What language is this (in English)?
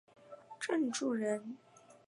Chinese